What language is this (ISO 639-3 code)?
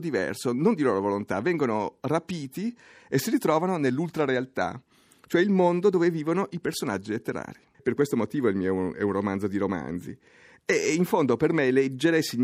ita